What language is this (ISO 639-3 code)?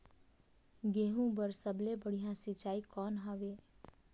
hne